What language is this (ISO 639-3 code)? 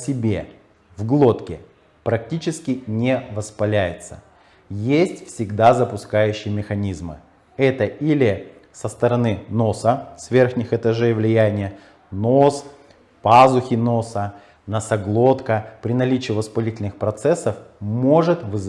rus